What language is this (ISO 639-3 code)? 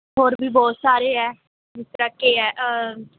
pan